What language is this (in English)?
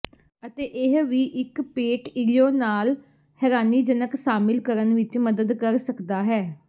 Punjabi